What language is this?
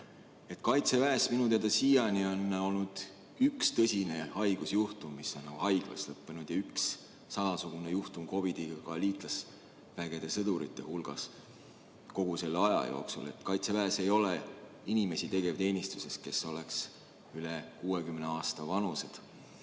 Estonian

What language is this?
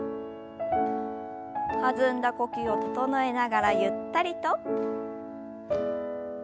Japanese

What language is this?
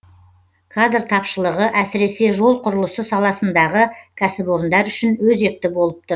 Kazakh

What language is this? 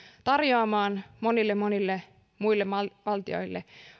Finnish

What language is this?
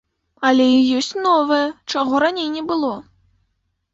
Belarusian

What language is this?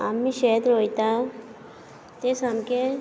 Konkani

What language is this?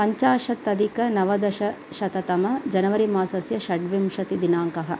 Sanskrit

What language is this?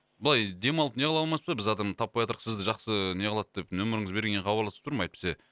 Kazakh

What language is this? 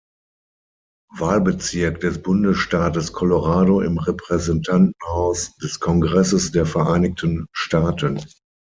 German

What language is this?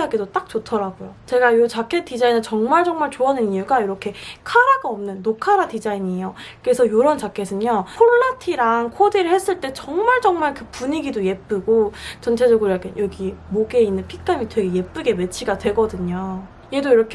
Korean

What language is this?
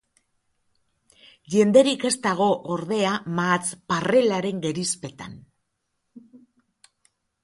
Basque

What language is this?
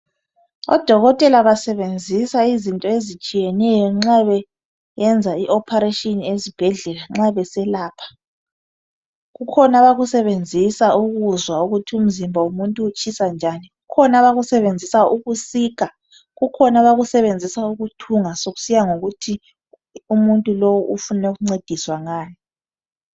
North Ndebele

